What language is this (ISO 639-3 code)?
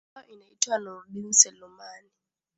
swa